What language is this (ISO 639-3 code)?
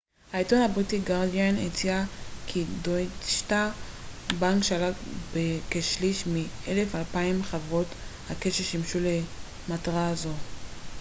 heb